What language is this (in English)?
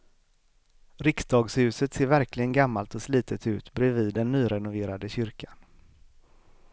Swedish